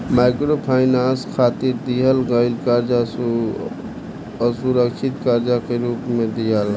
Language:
Bhojpuri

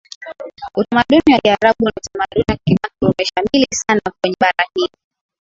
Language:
Swahili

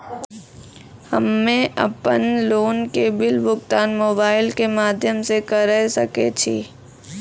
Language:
Maithili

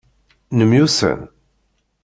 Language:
Kabyle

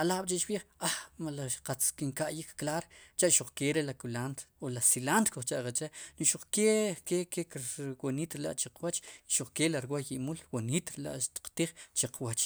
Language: Sipacapense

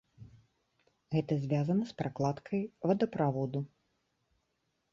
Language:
Belarusian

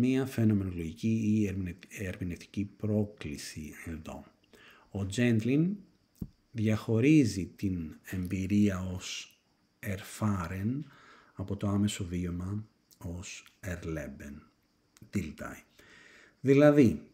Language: Greek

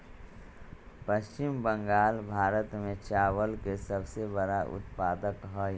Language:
Magahi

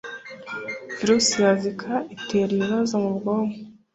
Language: Kinyarwanda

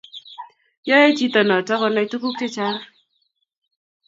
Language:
Kalenjin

